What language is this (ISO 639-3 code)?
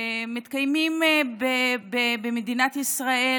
heb